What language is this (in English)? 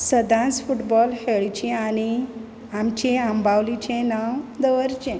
Konkani